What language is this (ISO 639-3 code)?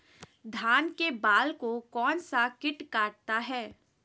mag